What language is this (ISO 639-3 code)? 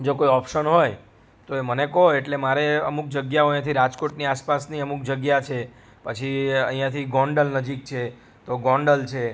guj